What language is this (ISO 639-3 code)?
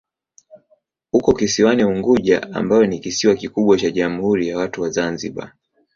swa